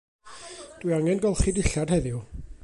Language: Welsh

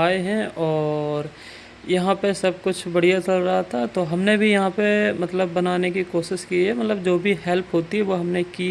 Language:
Hindi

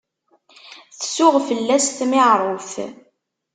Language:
Kabyle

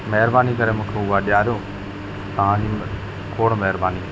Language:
Sindhi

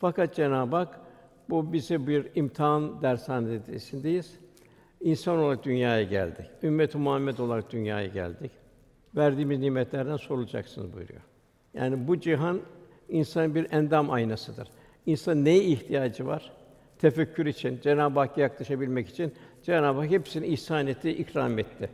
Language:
Turkish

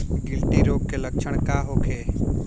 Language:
Bhojpuri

